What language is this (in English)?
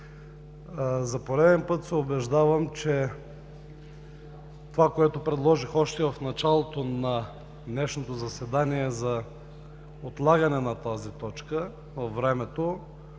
Bulgarian